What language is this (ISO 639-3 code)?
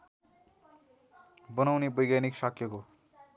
nep